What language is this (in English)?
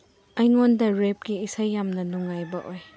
Manipuri